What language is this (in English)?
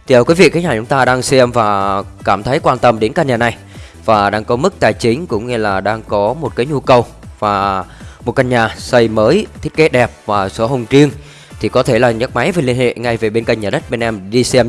Vietnamese